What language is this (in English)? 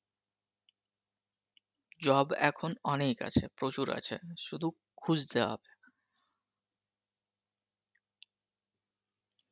Bangla